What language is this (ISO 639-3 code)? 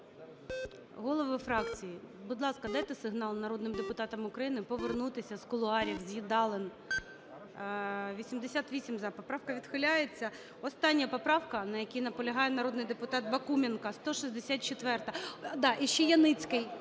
ukr